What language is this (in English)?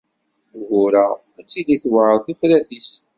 Kabyle